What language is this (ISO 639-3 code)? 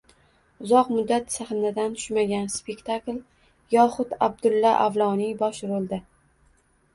uzb